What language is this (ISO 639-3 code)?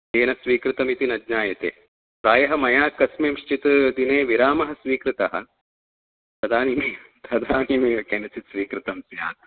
san